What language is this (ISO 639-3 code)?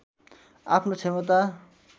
nep